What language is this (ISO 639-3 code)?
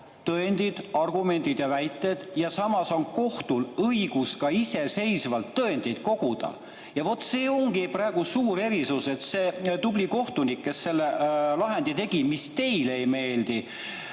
est